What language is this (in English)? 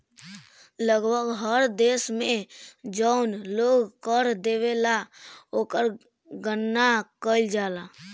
Bhojpuri